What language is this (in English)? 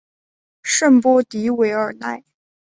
Chinese